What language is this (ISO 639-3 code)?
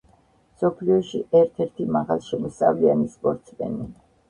kat